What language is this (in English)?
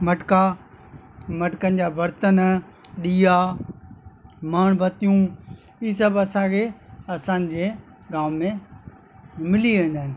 Sindhi